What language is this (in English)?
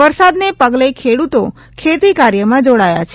Gujarati